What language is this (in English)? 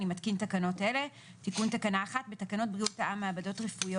Hebrew